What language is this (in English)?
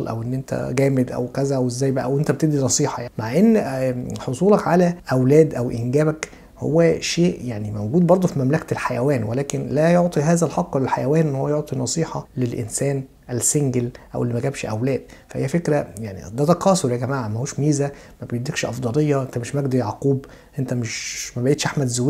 Arabic